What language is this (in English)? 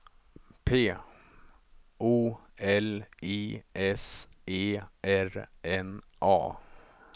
Swedish